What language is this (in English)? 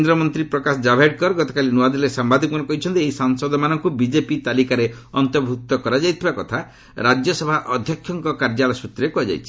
Odia